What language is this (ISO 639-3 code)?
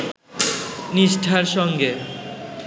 ben